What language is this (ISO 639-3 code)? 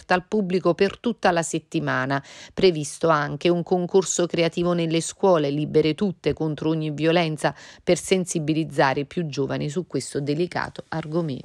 ita